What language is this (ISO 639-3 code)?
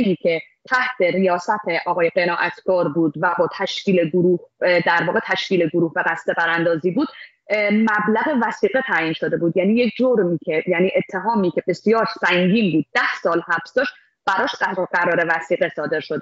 fas